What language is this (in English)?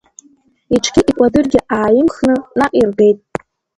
Abkhazian